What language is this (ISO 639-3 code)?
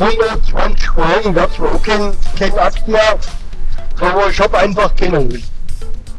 deu